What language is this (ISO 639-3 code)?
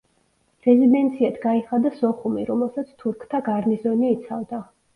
kat